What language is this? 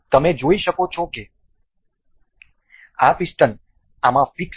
Gujarati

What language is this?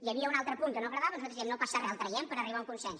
Catalan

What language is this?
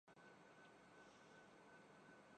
Urdu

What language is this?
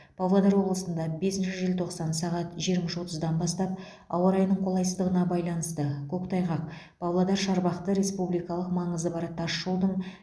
Kazakh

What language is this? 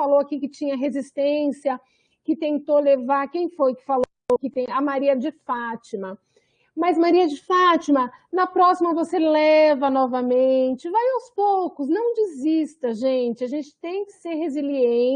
Portuguese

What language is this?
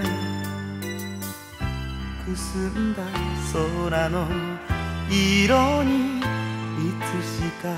Japanese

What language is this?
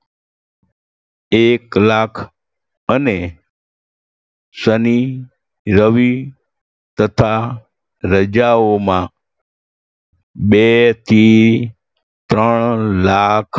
Gujarati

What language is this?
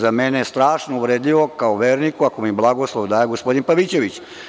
Serbian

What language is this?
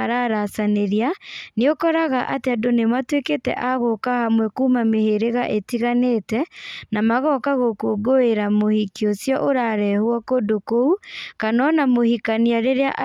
Kikuyu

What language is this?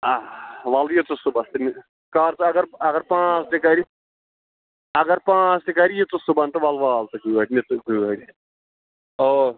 Kashmiri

